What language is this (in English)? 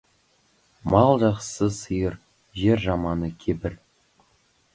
Kazakh